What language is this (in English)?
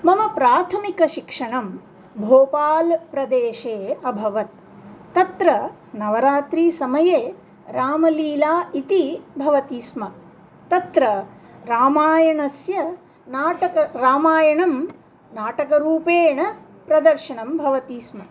Sanskrit